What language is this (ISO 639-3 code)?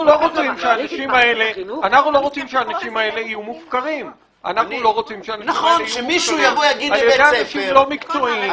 heb